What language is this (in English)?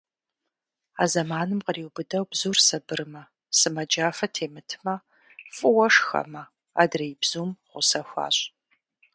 Kabardian